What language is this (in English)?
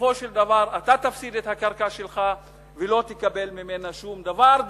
Hebrew